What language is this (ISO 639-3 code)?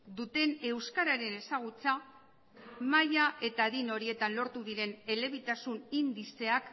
eus